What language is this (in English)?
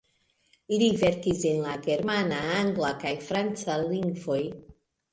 Esperanto